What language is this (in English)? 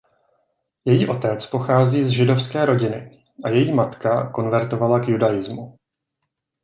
Czech